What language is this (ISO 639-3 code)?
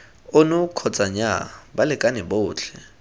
tsn